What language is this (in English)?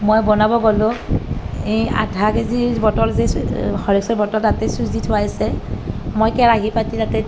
Assamese